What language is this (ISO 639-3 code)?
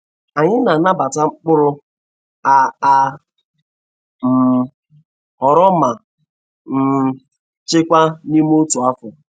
ibo